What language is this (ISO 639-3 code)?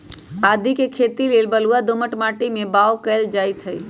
mag